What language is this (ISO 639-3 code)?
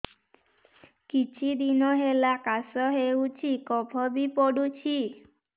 ori